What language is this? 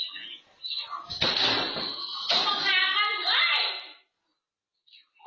Thai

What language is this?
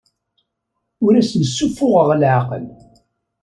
Kabyle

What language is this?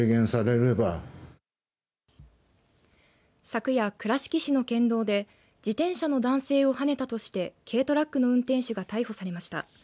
Japanese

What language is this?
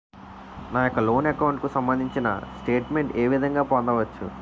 Telugu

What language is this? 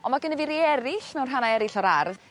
Welsh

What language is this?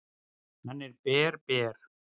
Icelandic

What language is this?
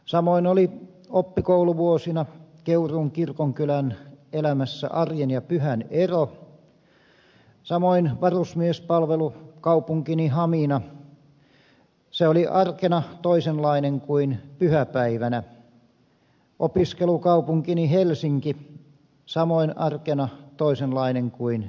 Finnish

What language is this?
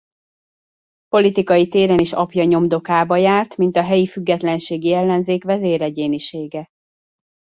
Hungarian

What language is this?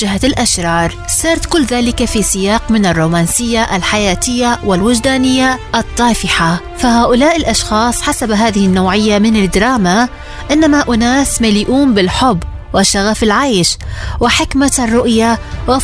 Arabic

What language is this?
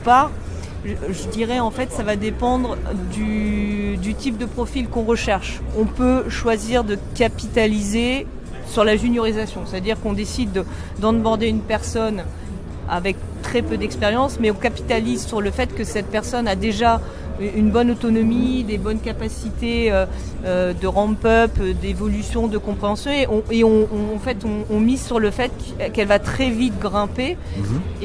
French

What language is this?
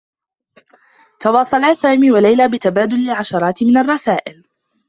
Arabic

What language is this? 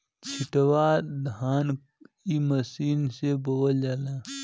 Bhojpuri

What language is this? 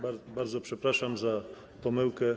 Polish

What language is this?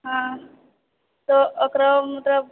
Maithili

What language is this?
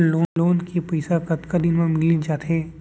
Chhattisgarhi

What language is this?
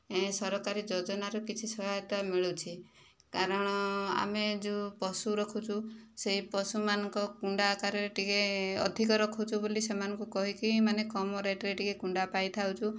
Odia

